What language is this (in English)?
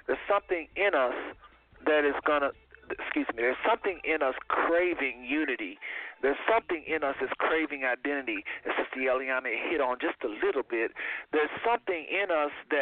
English